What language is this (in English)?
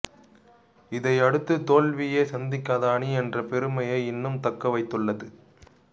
Tamil